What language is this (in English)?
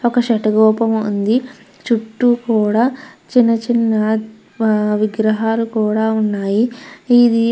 Telugu